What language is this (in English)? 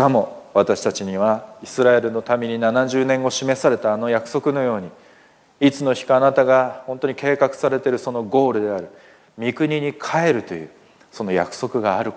Japanese